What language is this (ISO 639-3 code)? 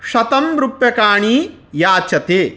san